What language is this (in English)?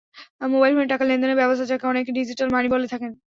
Bangla